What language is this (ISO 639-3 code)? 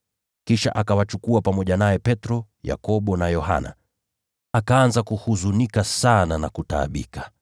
swa